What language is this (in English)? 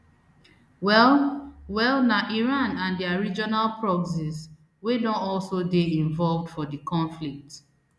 Nigerian Pidgin